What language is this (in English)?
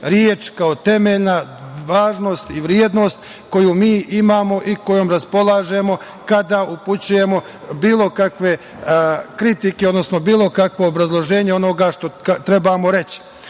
Serbian